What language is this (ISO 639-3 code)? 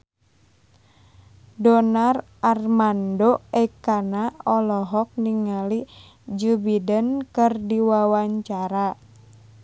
sun